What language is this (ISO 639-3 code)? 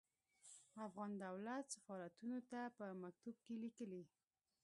pus